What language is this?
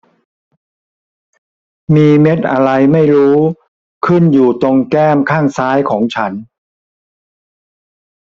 Thai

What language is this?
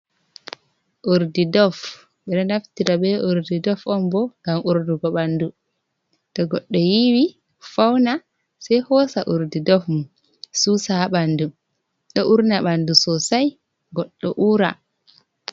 Fula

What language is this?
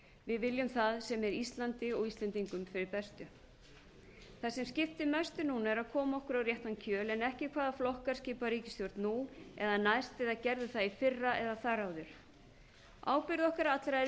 Icelandic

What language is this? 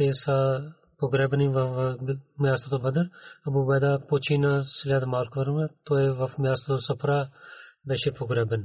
Bulgarian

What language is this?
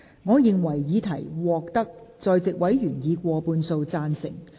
Cantonese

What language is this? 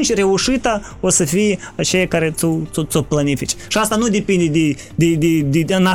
Romanian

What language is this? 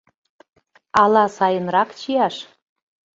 Mari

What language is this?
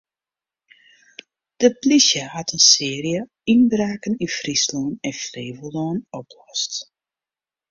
Western Frisian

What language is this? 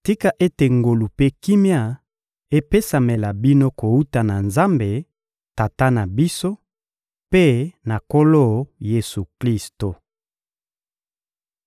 Lingala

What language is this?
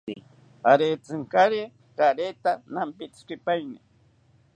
South Ucayali Ashéninka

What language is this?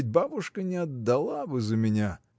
Russian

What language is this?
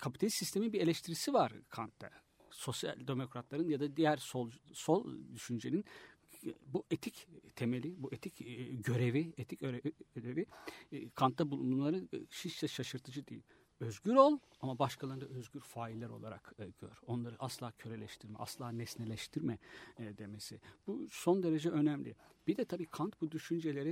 Turkish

